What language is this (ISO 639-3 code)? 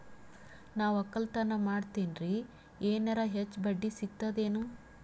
kan